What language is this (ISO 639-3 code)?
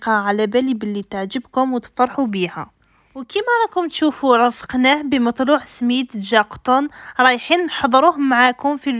ara